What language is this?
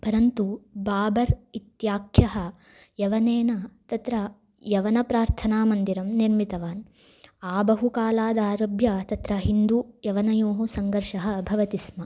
Sanskrit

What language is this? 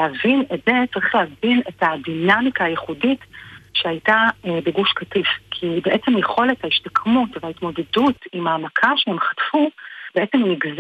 Hebrew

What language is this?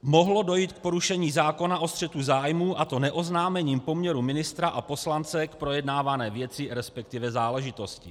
Czech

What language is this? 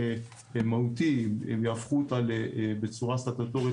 Hebrew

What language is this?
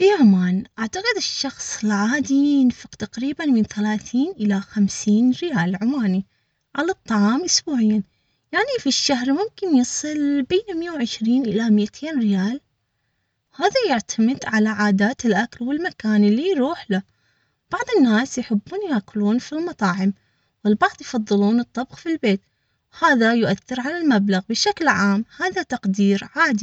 Omani Arabic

